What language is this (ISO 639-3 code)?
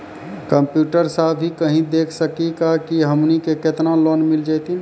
mai